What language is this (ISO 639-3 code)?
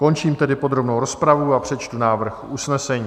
ces